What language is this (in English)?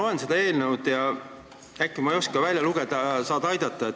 Estonian